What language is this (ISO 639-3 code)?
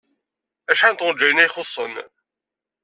kab